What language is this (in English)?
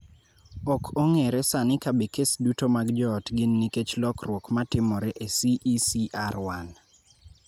Luo (Kenya and Tanzania)